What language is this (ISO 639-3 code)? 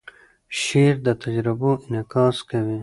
pus